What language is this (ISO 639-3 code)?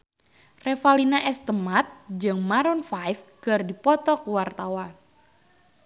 sun